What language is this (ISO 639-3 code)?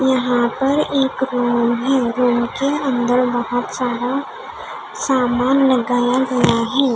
hin